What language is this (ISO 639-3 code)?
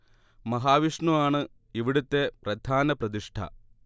mal